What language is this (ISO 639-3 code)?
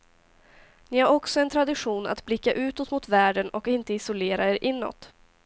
swe